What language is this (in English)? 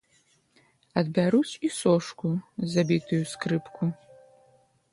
Belarusian